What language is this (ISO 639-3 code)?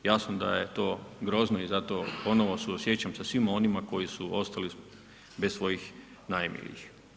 hrv